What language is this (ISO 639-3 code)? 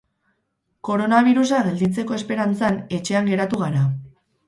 eus